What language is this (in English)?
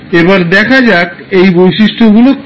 Bangla